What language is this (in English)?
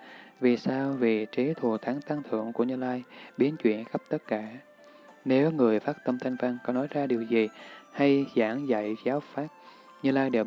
Vietnamese